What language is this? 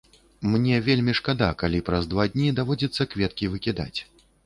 Belarusian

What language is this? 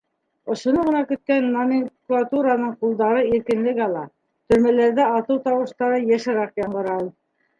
Bashkir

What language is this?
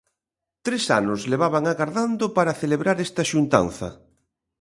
Galician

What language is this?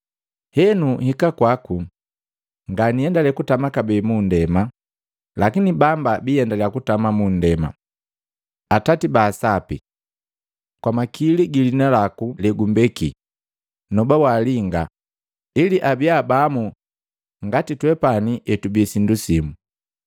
Matengo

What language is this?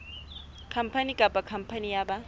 Southern Sotho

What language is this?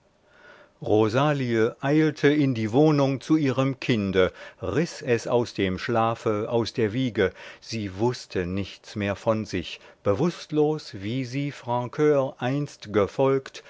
German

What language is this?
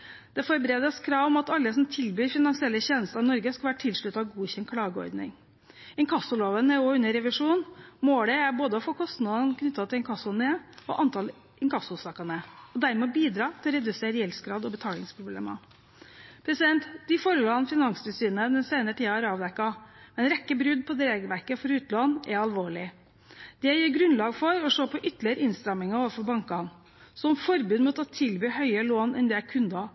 Norwegian Bokmål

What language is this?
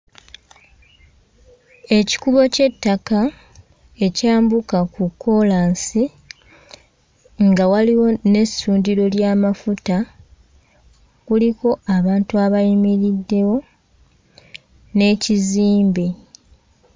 Ganda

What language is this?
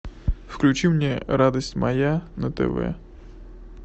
Russian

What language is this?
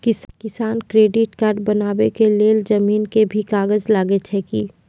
Maithili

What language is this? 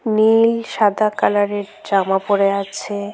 Bangla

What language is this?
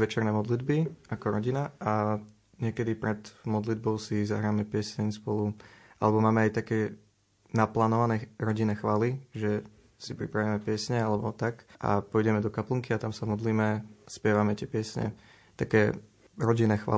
Slovak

